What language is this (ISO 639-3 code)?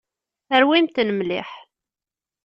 kab